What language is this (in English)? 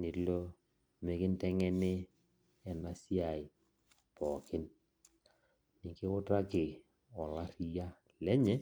Masai